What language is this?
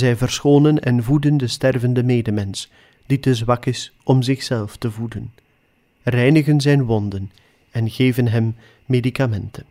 Dutch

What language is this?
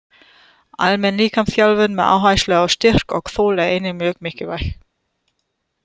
Icelandic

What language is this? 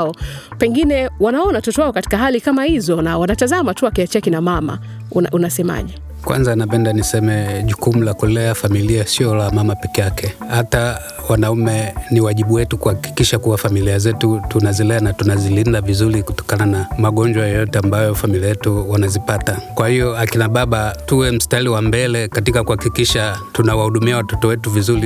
Swahili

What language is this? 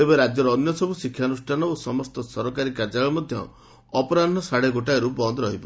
Odia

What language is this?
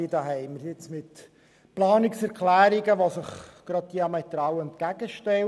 Swiss German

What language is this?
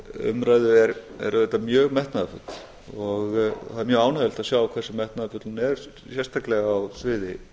Icelandic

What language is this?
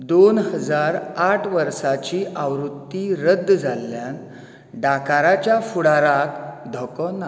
Konkani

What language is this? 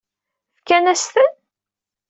Kabyle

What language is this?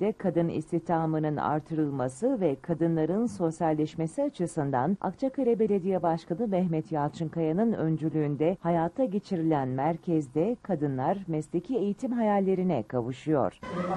Turkish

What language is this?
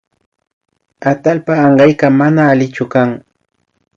Imbabura Highland Quichua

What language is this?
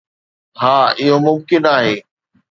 Sindhi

